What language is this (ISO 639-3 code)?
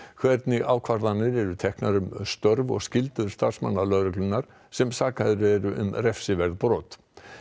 isl